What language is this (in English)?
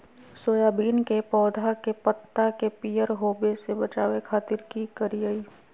Magahi